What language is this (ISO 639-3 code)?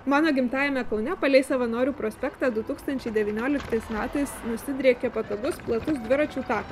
lit